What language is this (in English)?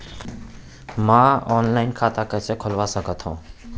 Chhattisgarhi